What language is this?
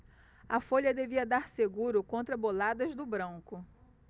Portuguese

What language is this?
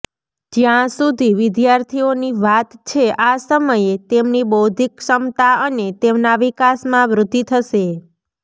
Gujarati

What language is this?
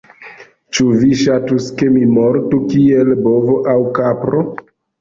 Esperanto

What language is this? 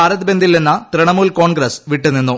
Malayalam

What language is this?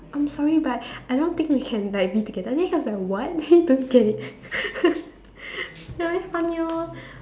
English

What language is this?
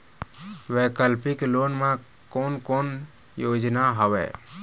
Chhattisgarhi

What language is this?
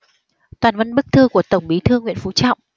Vietnamese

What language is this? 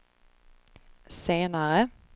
Swedish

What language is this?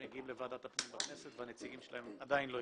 Hebrew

